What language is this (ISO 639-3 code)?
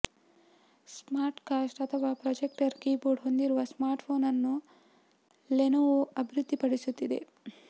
kan